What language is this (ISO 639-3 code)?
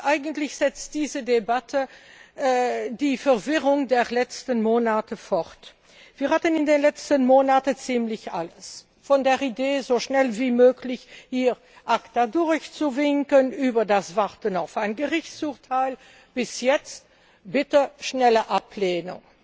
deu